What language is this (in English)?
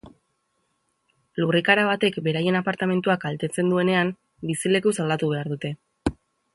Basque